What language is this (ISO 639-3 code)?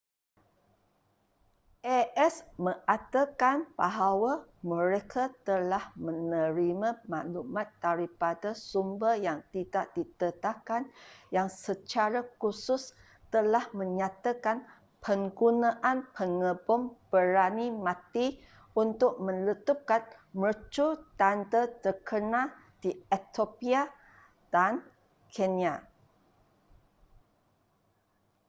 msa